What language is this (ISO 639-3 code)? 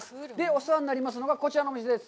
jpn